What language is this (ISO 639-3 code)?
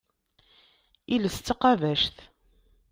kab